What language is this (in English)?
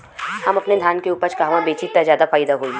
Bhojpuri